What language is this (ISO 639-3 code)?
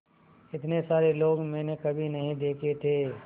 hin